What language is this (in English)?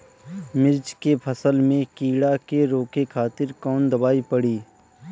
Bhojpuri